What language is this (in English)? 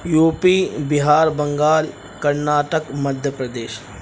Urdu